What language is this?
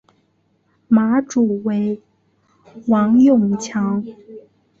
Chinese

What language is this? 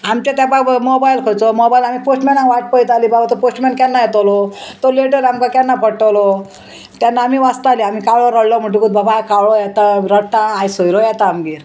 Konkani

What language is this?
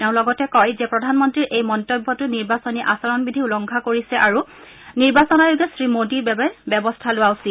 Assamese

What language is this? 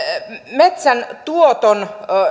Finnish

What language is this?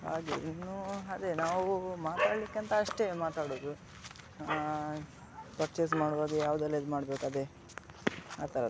Kannada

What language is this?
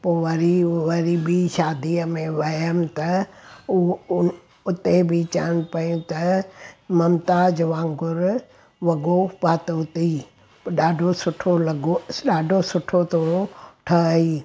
Sindhi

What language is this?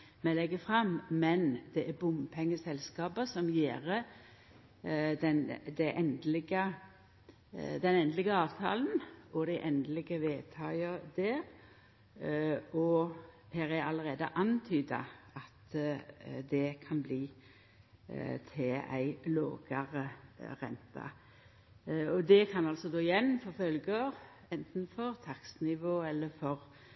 Norwegian Nynorsk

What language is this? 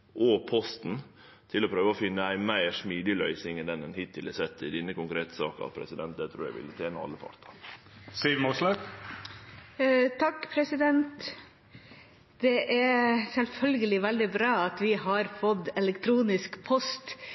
Norwegian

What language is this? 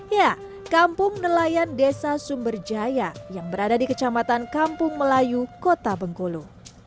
Indonesian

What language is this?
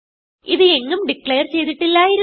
Malayalam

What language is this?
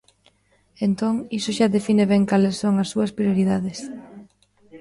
Galician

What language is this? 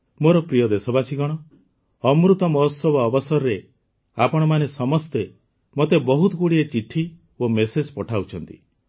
Odia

